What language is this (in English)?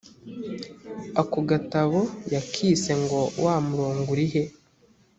Kinyarwanda